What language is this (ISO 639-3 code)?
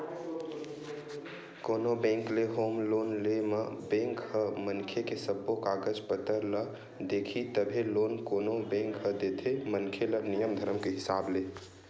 hne